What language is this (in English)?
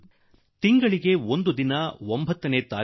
Kannada